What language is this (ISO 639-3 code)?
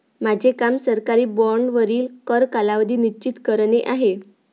mar